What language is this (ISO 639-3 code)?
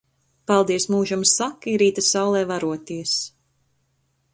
lav